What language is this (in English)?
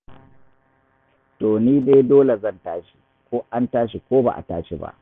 Hausa